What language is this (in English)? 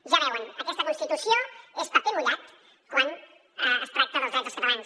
Catalan